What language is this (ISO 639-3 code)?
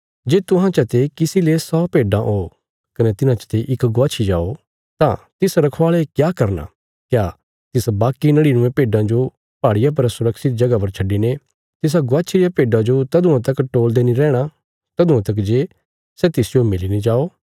kfs